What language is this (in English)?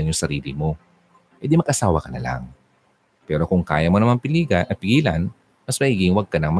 Filipino